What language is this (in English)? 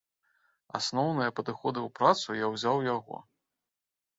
Belarusian